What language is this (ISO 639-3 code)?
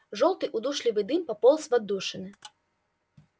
rus